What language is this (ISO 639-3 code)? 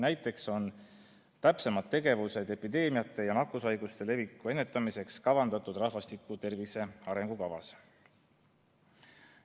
est